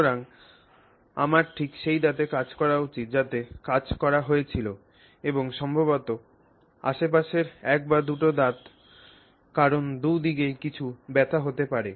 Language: Bangla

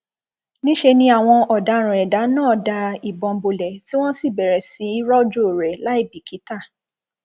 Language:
Yoruba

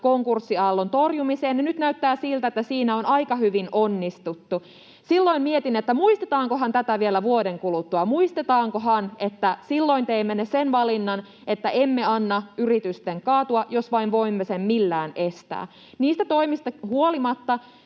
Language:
Finnish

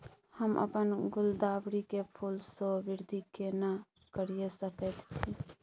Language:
Maithili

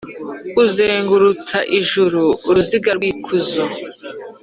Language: Kinyarwanda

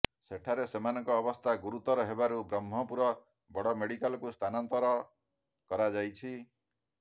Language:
Odia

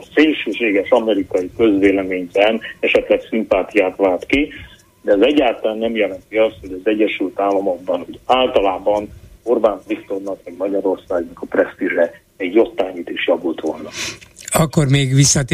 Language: Hungarian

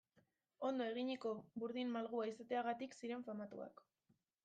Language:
Basque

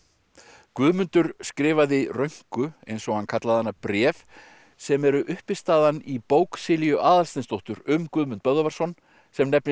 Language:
Icelandic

